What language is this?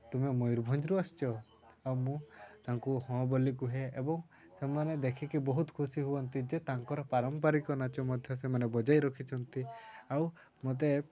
Odia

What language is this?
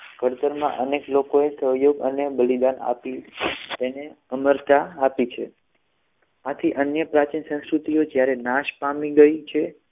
Gujarati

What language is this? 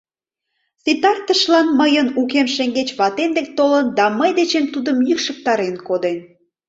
Mari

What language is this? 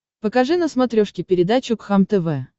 Russian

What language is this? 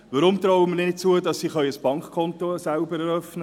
Swiss German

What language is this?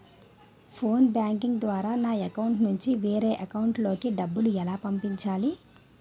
Telugu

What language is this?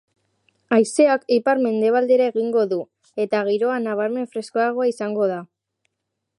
Basque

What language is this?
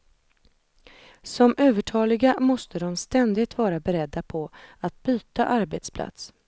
Swedish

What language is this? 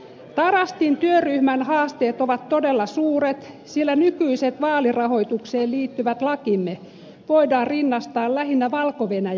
Finnish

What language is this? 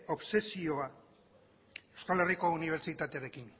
Basque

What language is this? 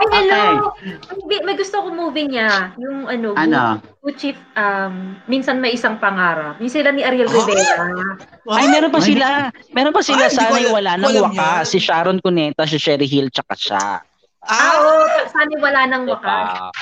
Filipino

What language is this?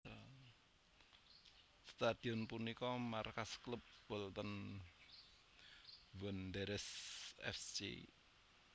Javanese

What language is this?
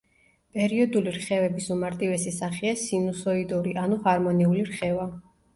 Georgian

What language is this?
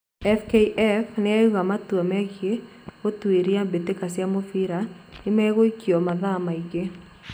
Kikuyu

